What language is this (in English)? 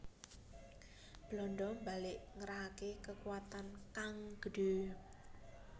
Javanese